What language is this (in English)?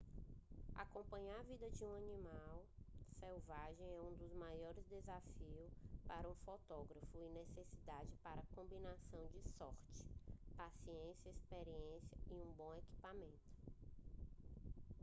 Portuguese